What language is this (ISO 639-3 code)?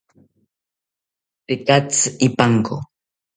cpy